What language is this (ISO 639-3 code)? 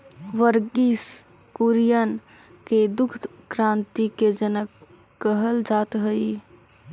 mag